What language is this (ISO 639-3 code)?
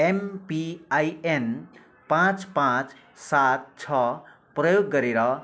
nep